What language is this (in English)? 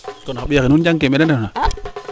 Serer